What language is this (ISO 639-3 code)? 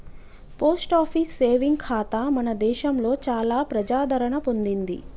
tel